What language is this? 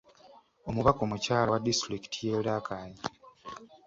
Ganda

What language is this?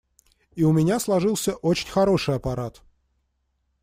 Russian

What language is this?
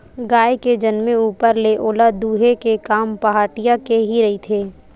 Chhattisgarhi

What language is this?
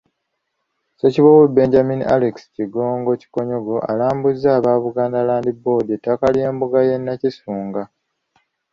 Ganda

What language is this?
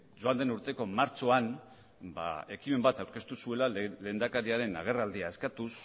Basque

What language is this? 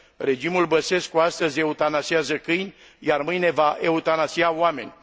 Romanian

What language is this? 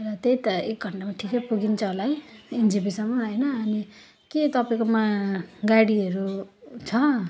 Nepali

